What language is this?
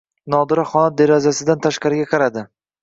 Uzbek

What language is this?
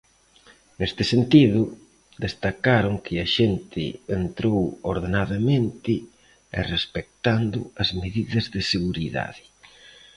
Galician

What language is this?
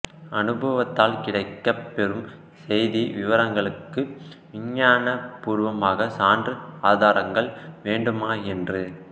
Tamil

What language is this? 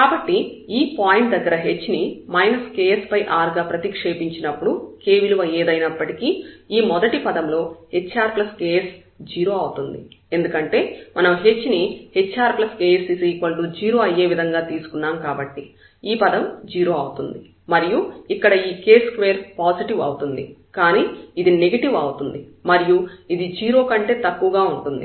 Telugu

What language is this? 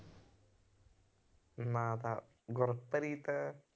Punjabi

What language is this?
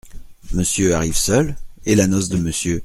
French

